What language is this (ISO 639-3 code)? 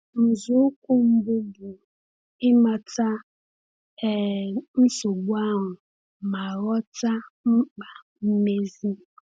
ibo